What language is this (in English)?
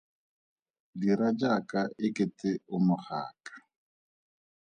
Tswana